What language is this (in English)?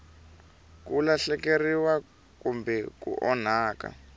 Tsonga